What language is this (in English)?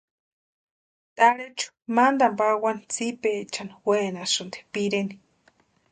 Western Highland Purepecha